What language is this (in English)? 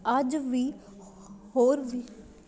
Punjabi